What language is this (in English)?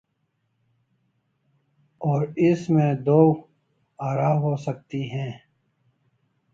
Urdu